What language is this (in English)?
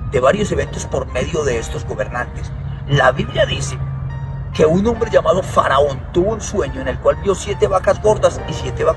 Spanish